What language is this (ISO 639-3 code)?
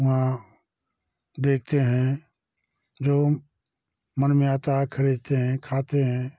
hin